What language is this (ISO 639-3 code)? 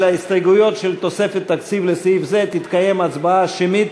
heb